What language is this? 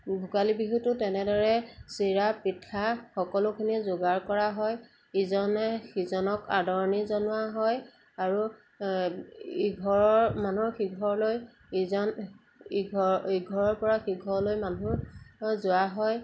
Assamese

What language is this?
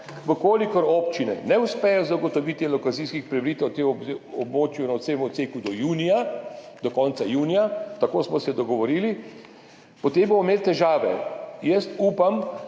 Slovenian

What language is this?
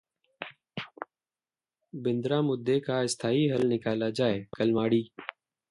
Hindi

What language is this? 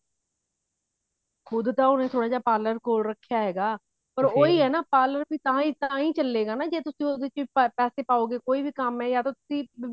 Punjabi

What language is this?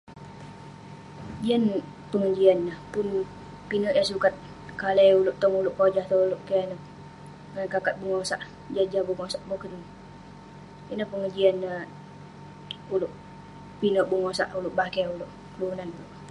Western Penan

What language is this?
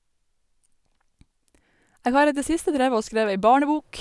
Norwegian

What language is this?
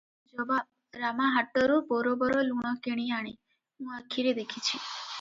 Odia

